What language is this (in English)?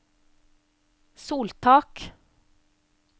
Norwegian